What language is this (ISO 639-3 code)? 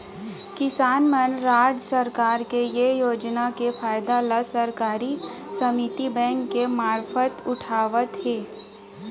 hne